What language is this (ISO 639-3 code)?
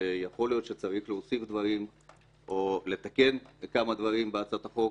heb